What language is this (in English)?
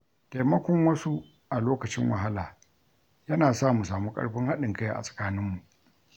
Hausa